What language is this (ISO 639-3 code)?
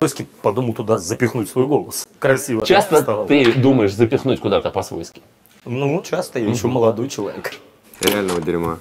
rus